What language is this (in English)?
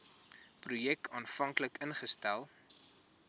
Afrikaans